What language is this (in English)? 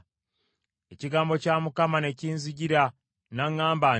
Ganda